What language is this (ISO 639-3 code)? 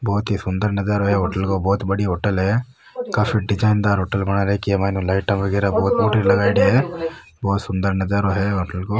raj